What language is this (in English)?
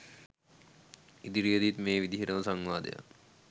Sinhala